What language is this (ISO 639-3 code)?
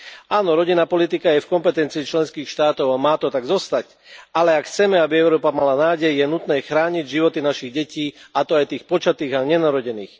slk